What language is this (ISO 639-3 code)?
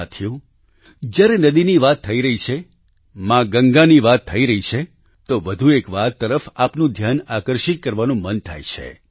guj